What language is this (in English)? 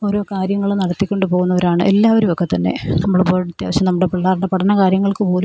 Malayalam